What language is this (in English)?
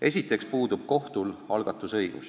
Estonian